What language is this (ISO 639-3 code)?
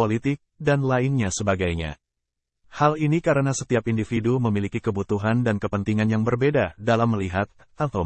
ind